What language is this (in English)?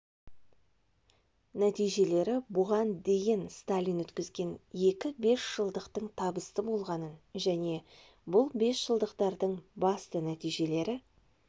Kazakh